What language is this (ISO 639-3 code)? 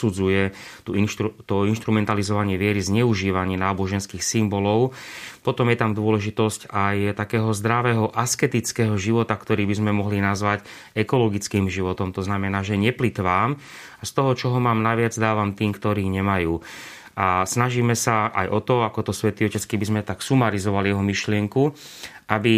slk